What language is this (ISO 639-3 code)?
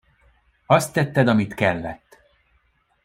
hun